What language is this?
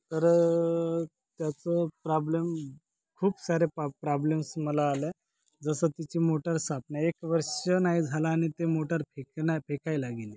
Marathi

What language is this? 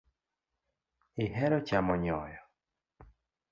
Luo (Kenya and Tanzania)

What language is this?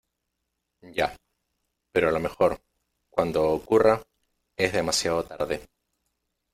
Spanish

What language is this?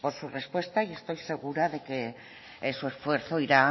Spanish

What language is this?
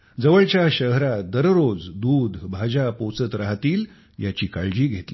Marathi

